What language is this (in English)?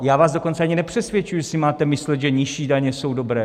Czech